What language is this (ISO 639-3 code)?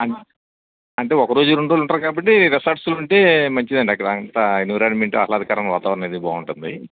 tel